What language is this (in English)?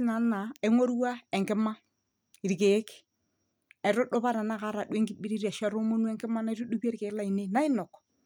Masai